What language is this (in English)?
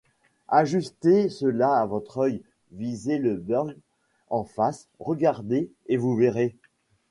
French